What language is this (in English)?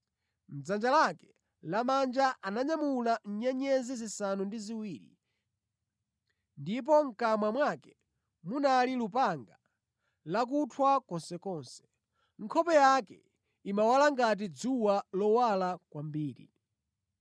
Nyanja